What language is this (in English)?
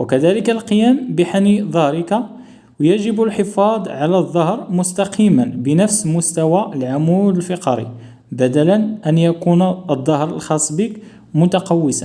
Arabic